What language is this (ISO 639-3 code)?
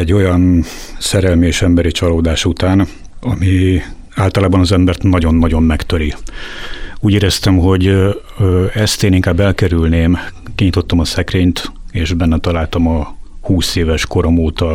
hun